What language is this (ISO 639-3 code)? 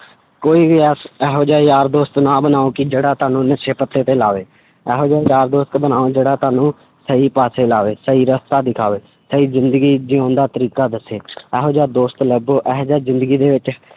pan